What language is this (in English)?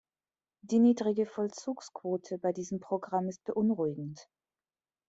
German